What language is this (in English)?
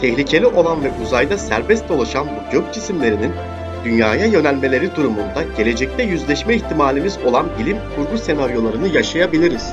Turkish